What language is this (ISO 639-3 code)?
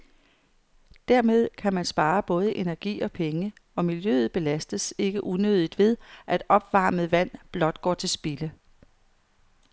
dan